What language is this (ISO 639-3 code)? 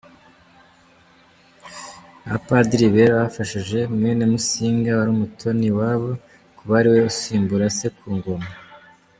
kin